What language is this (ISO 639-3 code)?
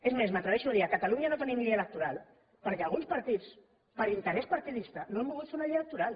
cat